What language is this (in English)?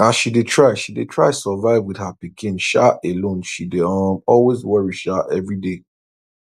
Nigerian Pidgin